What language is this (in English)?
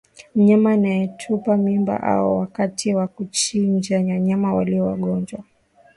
Swahili